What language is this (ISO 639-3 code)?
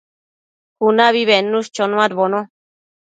mcf